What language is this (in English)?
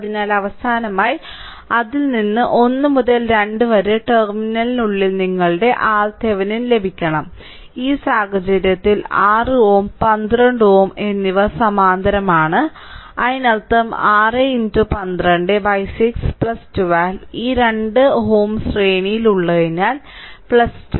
Malayalam